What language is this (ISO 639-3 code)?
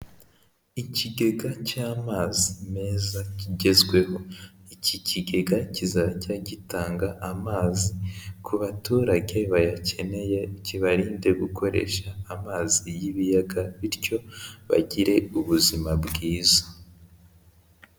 kin